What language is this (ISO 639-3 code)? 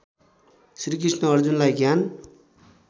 nep